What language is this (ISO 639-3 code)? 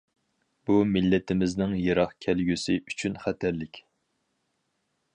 uig